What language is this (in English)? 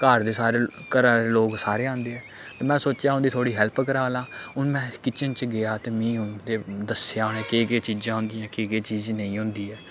Dogri